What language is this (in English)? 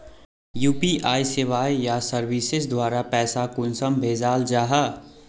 Magahi